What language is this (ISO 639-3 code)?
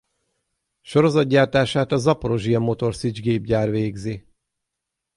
hun